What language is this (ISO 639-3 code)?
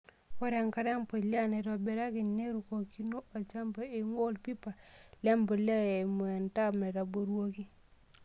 mas